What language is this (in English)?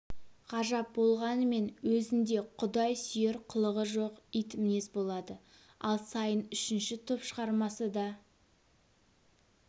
Kazakh